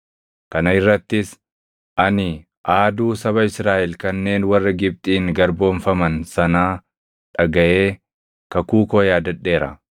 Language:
Oromo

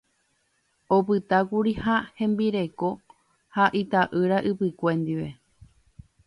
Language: Guarani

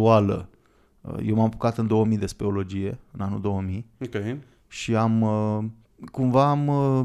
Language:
Romanian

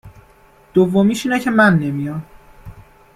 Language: Persian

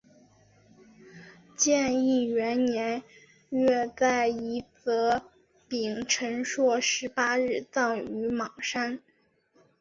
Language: Chinese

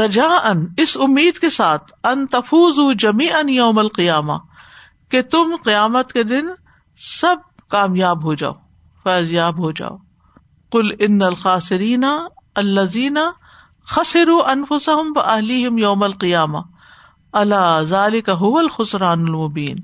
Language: Urdu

